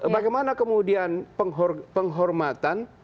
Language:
Indonesian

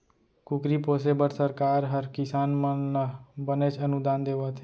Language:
Chhattisgarhi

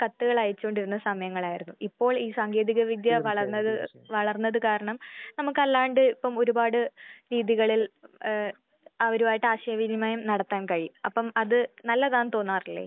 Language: Malayalam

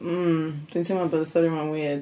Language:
Welsh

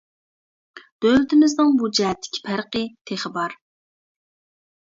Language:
Uyghur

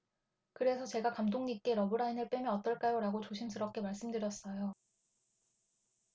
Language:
Korean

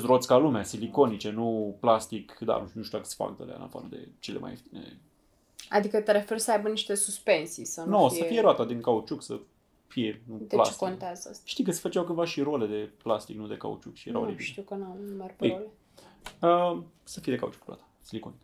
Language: Romanian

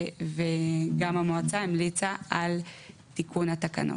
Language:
Hebrew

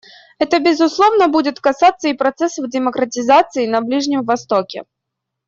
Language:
Russian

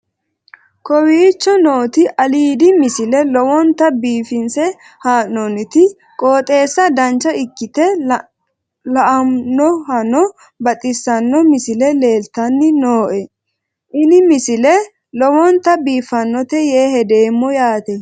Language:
Sidamo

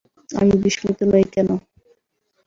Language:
Bangla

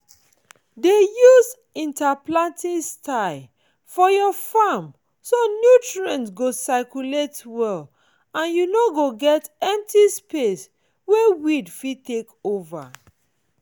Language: Nigerian Pidgin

